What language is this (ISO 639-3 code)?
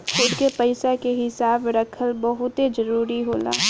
bho